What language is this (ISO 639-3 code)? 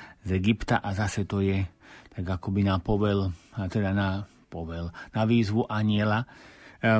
slk